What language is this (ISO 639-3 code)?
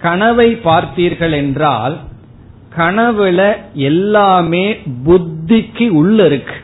tam